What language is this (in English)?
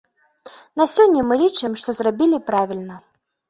Belarusian